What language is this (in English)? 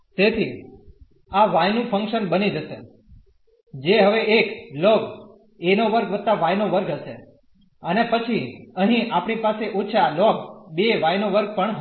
Gujarati